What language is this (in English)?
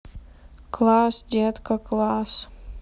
Russian